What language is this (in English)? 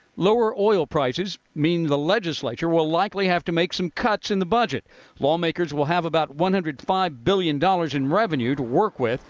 English